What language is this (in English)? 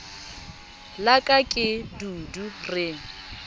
Southern Sotho